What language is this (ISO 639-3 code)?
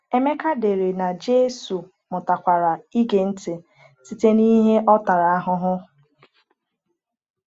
ibo